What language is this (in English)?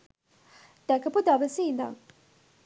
Sinhala